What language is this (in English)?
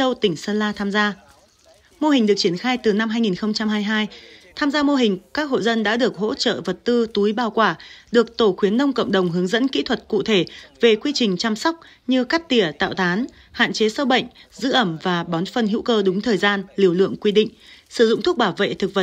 Vietnamese